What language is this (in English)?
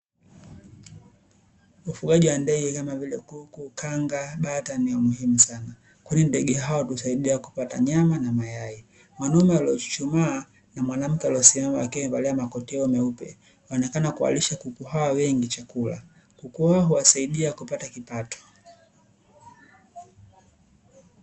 Swahili